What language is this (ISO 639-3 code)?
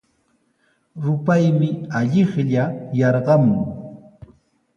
qws